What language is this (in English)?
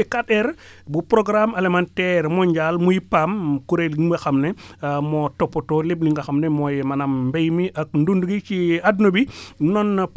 Wolof